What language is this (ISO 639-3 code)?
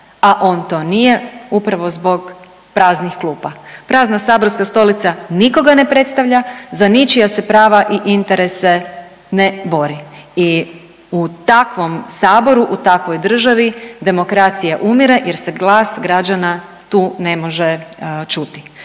hrv